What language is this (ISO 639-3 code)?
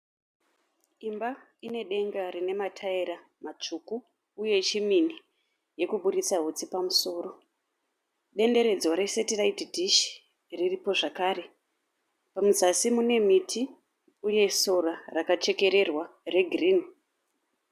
sna